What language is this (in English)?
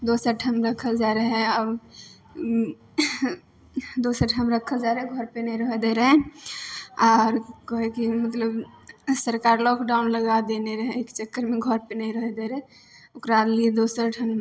Maithili